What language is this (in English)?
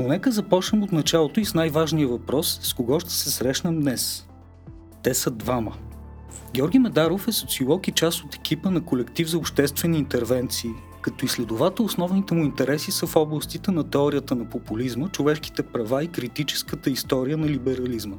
Bulgarian